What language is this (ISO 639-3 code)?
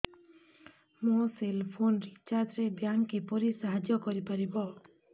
ori